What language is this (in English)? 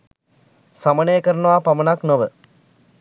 Sinhala